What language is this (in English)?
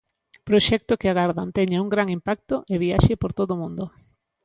Galician